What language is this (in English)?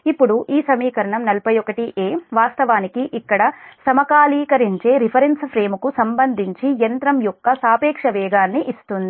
Telugu